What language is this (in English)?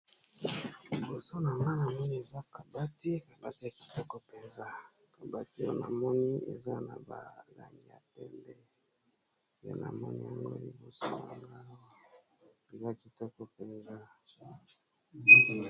Lingala